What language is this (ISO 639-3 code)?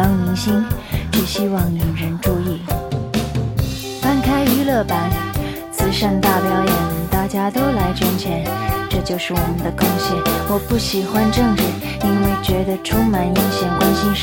zho